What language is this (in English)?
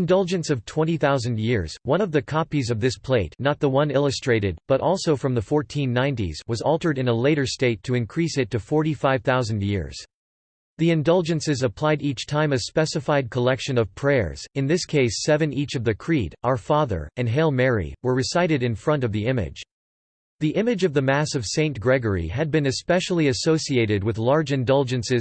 English